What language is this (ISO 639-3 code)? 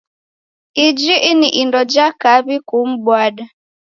dav